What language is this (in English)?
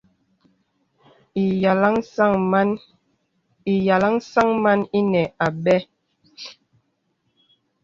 Bebele